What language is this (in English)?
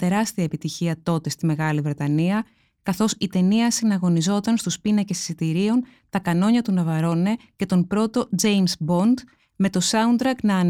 Greek